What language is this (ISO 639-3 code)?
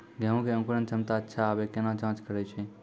mai